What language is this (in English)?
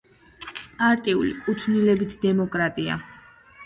Georgian